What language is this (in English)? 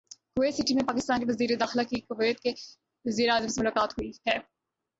Urdu